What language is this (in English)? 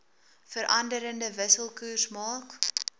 Afrikaans